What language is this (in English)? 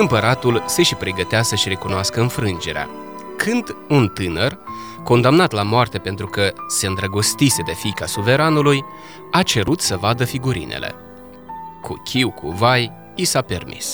Romanian